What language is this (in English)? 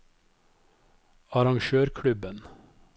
Norwegian